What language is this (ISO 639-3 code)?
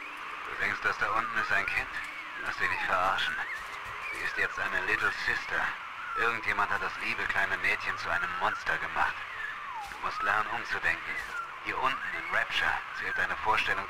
deu